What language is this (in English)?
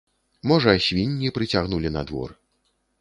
Belarusian